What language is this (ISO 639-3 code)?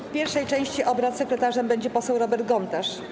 pol